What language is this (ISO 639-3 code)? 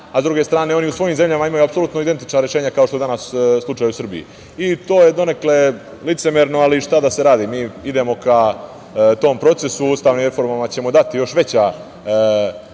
srp